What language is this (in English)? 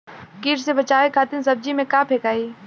Bhojpuri